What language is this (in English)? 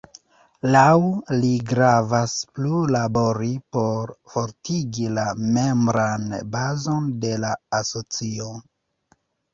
Esperanto